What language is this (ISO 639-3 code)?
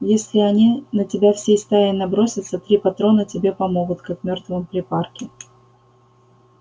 rus